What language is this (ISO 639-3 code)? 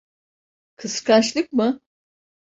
tur